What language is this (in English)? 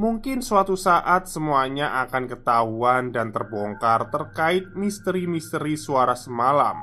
Indonesian